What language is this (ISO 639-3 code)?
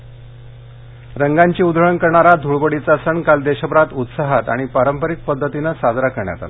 mar